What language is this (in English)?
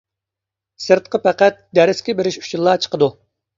Uyghur